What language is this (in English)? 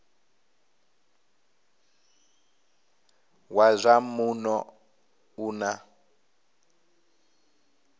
Venda